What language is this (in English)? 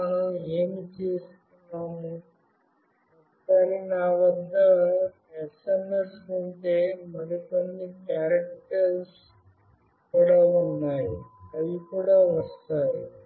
Telugu